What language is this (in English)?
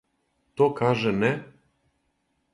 Serbian